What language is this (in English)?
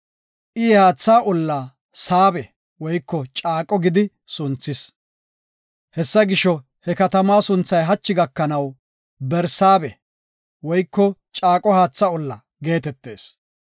Gofa